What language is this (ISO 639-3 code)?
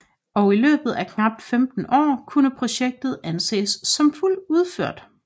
dan